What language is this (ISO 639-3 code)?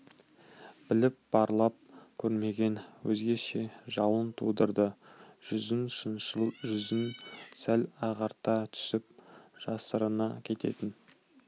kaz